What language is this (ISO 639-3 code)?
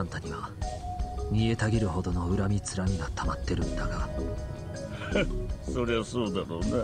jpn